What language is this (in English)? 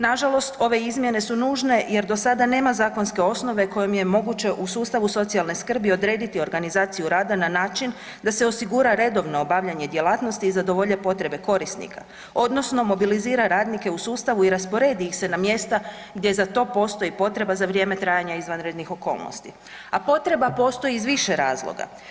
Croatian